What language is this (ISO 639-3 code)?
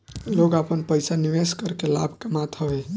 bho